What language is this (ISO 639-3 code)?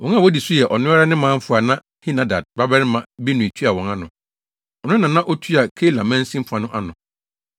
aka